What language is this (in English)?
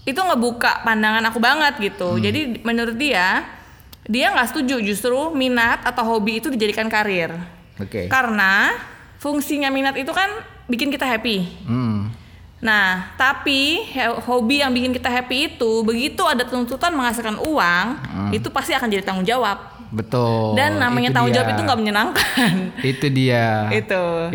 Indonesian